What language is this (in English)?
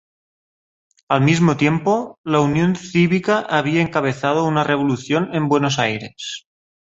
Spanish